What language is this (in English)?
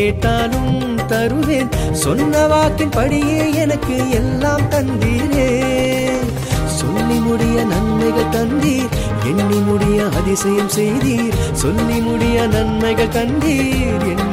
Urdu